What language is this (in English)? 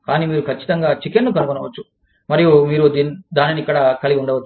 Telugu